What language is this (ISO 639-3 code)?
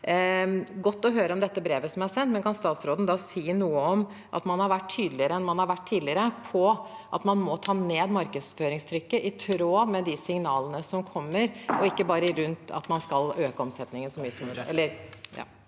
nor